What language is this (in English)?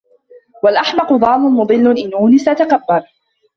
Arabic